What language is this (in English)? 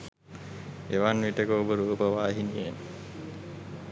Sinhala